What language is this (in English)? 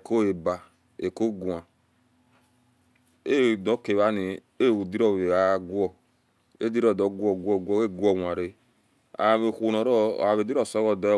Esan